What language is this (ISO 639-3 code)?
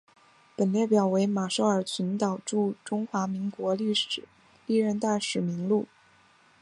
zho